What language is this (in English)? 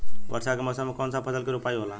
Bhojpuri